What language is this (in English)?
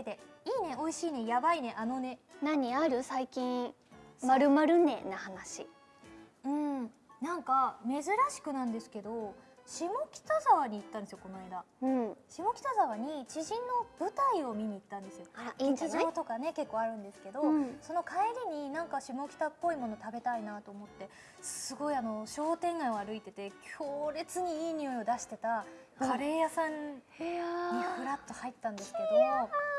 Japanese